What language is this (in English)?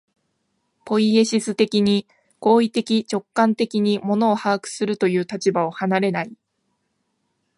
Japanese